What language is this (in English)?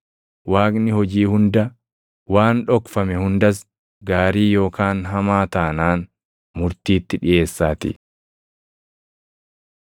Oromo